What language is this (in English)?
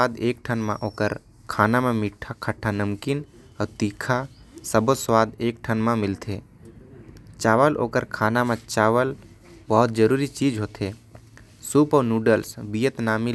Korwa